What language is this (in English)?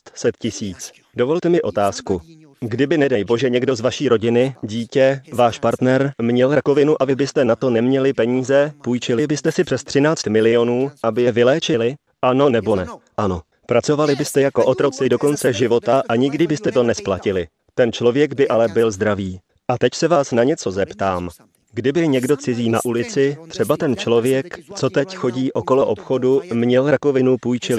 Czech